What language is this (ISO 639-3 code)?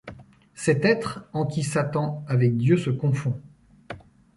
fra